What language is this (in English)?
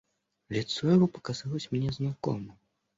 Russian